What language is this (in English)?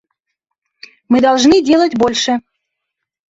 Russian